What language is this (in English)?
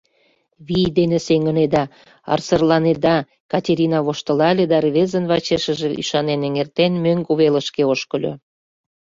Mari